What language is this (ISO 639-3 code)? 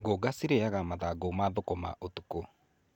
kik